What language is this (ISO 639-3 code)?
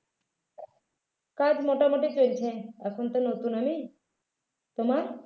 ben